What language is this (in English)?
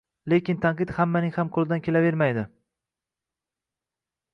Uzbek